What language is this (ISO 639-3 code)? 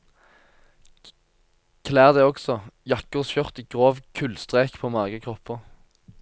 nor